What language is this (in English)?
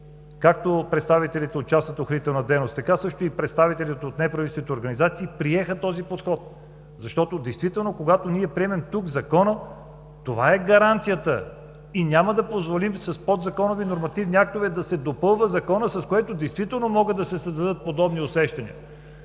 Bulgarian